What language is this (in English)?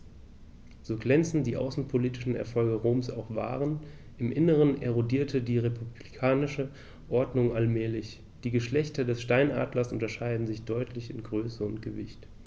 German